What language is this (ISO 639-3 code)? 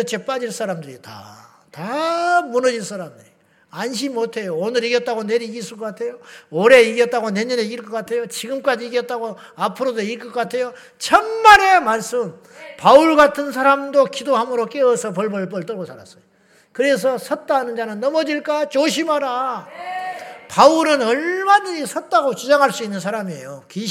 kor